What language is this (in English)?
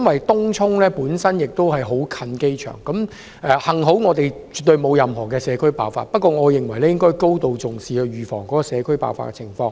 Cantonese